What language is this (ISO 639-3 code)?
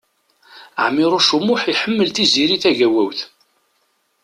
kab